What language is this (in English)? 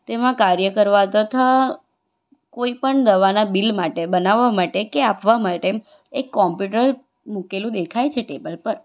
Gujarati